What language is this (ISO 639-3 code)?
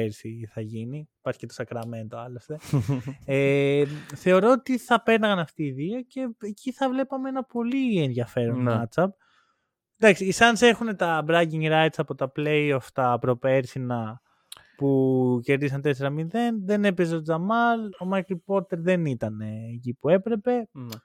ell